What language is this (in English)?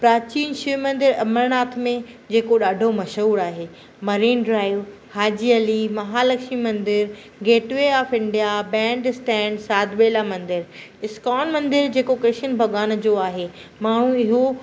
Sindhi